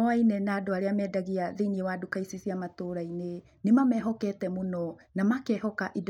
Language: Kikuyu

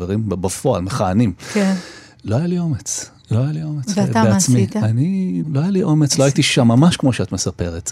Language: Hebrew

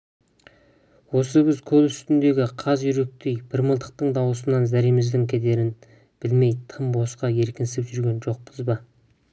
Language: Kazakh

